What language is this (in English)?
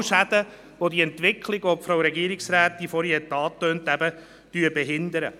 Swiss German